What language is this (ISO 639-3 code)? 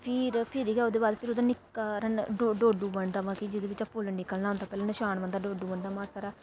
doi